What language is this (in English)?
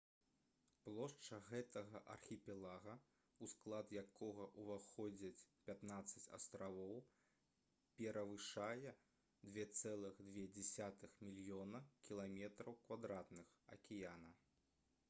Belarusian